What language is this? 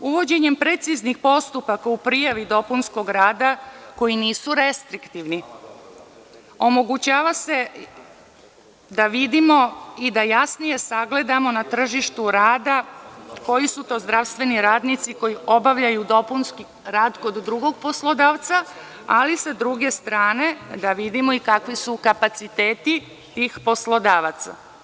Serbian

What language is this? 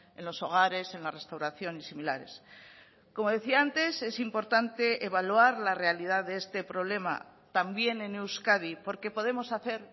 Spanish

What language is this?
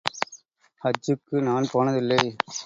Tamil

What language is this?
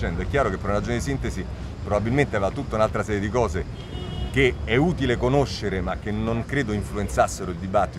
Italian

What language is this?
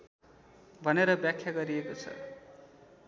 Nepali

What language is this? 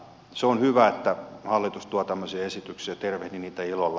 Finnish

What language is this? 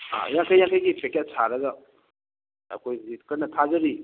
Manipuri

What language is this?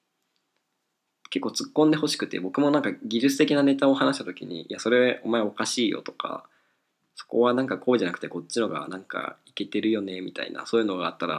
Japanese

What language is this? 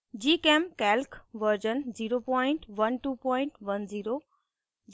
Hindi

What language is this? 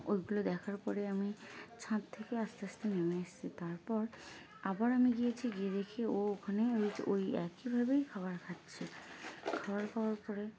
Bangla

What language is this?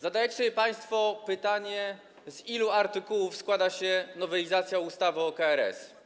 Polish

